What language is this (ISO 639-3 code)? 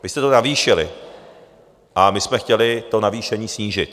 ces